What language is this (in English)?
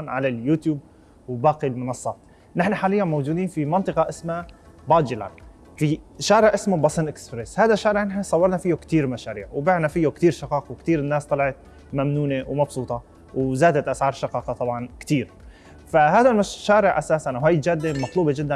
Arabic